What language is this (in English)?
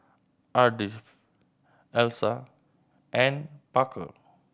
English